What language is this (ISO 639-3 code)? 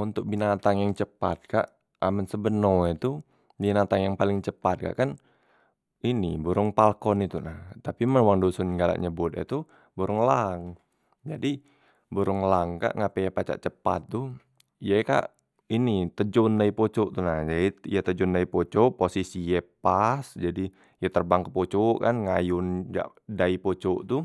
mui